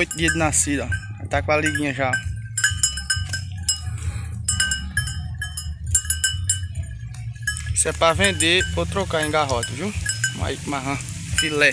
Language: Portuguese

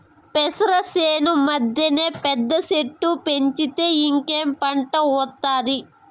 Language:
Telugu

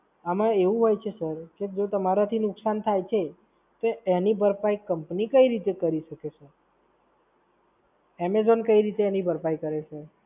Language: Gujarati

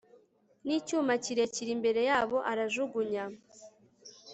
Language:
Kinyarwanda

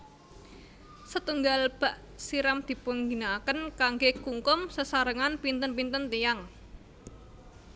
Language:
Javanese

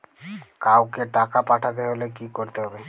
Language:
Bangla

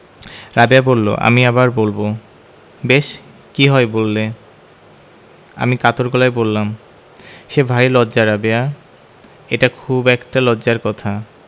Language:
Bangla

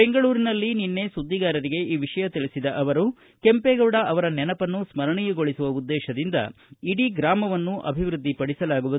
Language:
Kannada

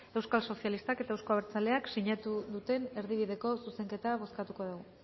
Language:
Basque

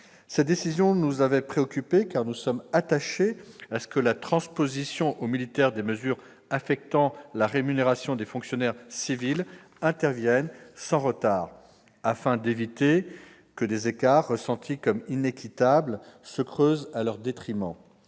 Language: French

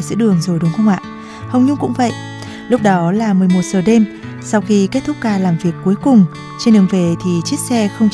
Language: Vietnamese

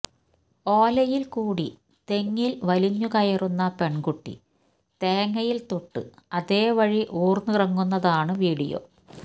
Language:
Malayalam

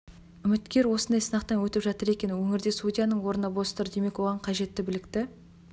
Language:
Kazakh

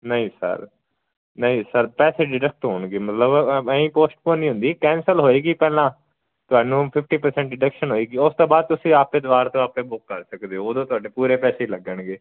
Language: Punjabi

